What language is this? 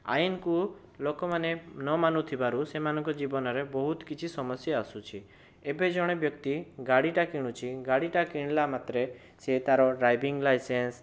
Odia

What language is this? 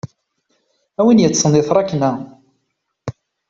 Kabyle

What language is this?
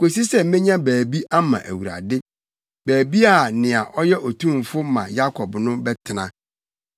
Akan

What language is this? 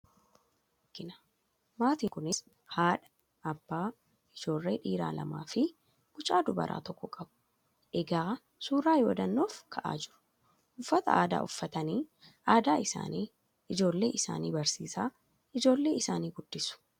Oromo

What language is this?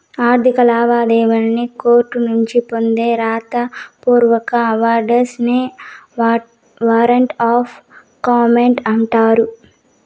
Telugu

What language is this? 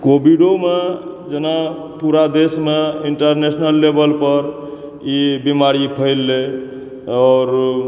Maithili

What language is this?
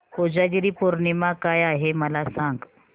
Marathi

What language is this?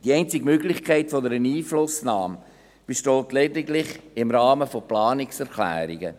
Swiss German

